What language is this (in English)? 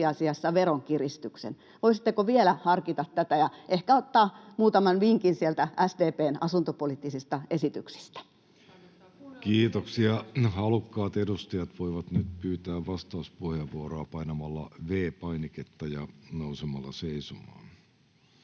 Finnish